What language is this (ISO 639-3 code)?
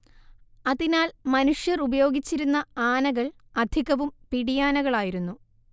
mal